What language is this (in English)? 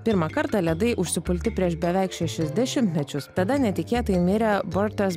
Lithuanian